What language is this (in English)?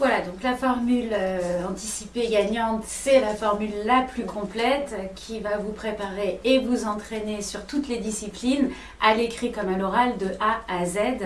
French